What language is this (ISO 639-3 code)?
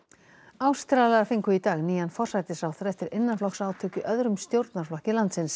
isl